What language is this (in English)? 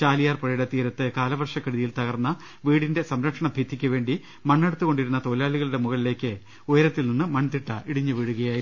Malayalam